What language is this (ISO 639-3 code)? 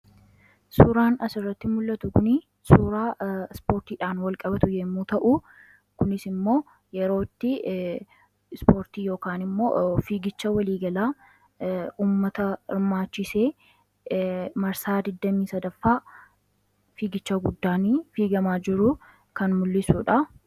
orm